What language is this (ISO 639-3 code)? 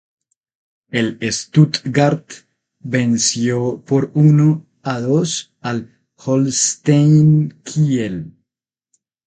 spa